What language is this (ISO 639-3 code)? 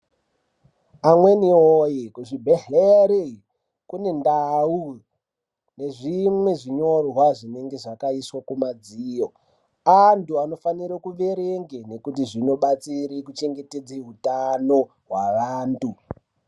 ndc